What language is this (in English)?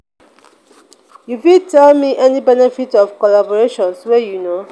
Nigerian Pidgin